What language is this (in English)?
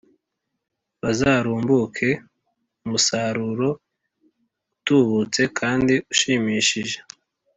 Kinyarwanda